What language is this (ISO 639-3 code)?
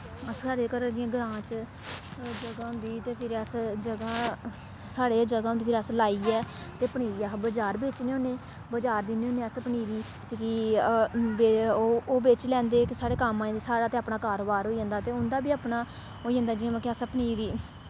doi